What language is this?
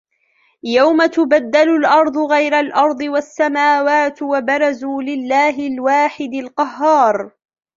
Arabic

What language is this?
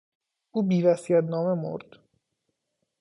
Persian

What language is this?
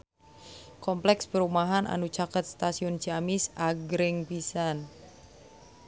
Sundanese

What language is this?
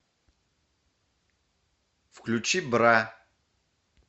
Russian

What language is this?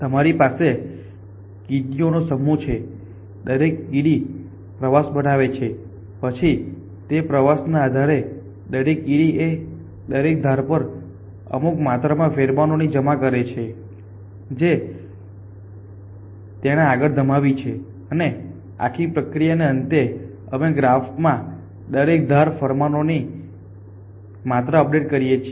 Gujarati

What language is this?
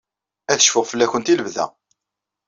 Kabyle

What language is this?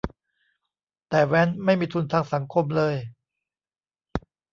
Thai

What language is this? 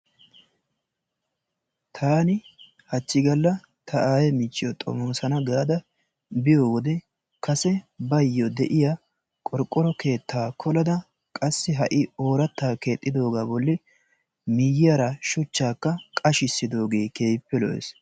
Wolaytta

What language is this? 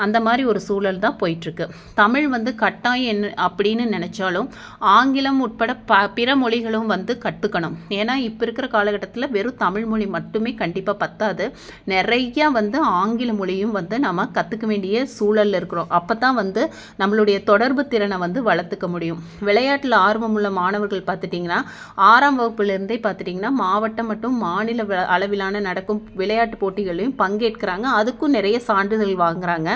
Tamil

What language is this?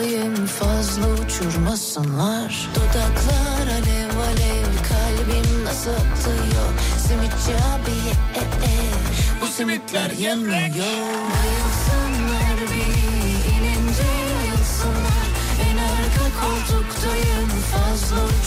Turkish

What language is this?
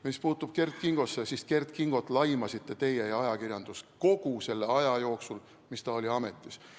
Estonian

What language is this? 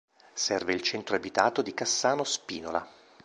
Italian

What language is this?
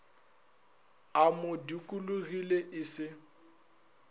Northern Sotho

